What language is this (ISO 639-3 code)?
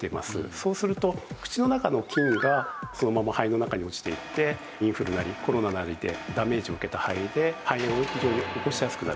jpn